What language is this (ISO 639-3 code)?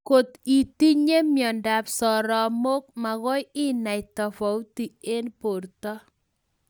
kln